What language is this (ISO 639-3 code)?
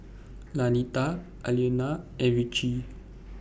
eng